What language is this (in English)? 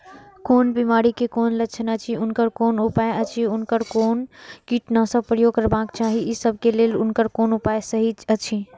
Maithili